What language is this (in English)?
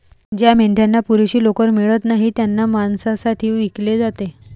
Marathi